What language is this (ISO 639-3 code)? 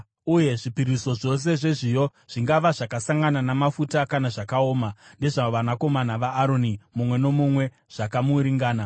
sna